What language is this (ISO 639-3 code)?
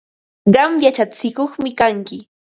qva